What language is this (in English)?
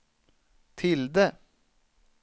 Swedish